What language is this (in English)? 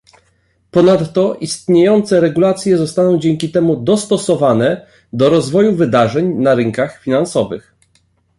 Polish